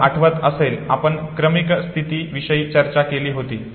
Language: Marathi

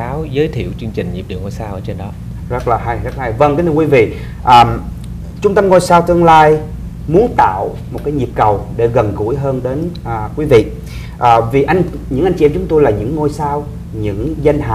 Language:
Vietnamese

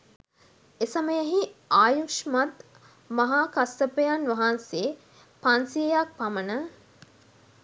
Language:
Sinhala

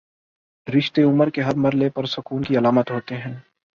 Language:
Urdu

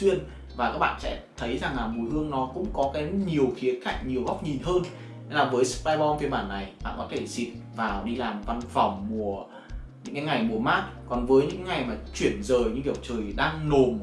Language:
Vietnamese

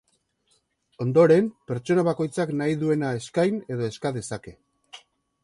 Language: Basque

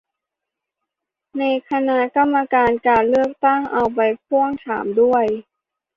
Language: Thai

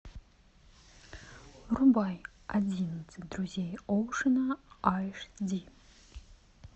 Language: Russian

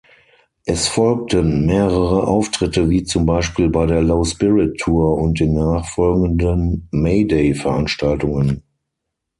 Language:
German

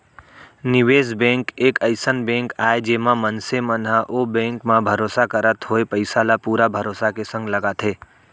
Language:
Chhattisgarhi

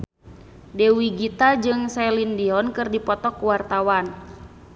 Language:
Sundanese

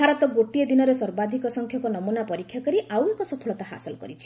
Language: Odia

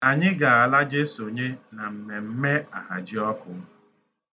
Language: Igbo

